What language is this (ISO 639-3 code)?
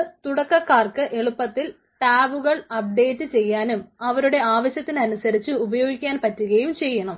mal